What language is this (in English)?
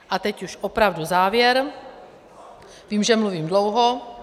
Czech